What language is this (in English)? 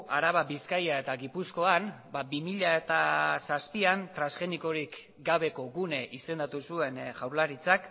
Basque